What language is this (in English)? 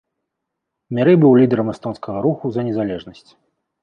Belarusian